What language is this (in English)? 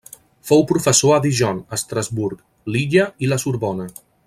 Catalan